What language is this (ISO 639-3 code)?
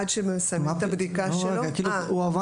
heb